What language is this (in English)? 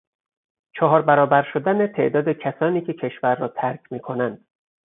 Persian